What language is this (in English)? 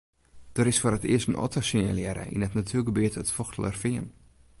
Western Frisian